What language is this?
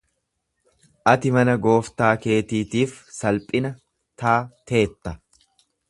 Oromo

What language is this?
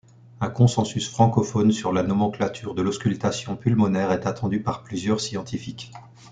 French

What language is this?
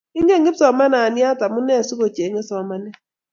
Kalenjin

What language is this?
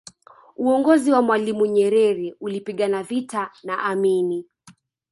Swahili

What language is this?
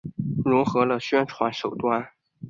Chinese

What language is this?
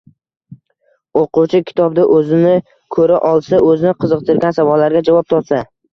Uzbek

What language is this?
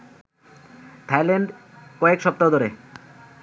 Bangla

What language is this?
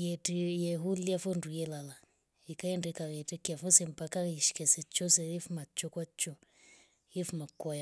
Rombo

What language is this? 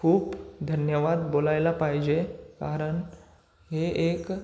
Marathi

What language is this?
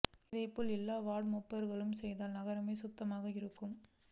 Tamil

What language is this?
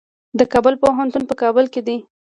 Pashto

